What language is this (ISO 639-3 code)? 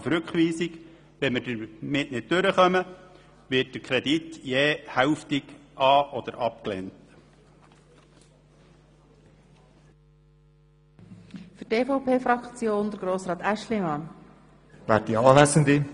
gsw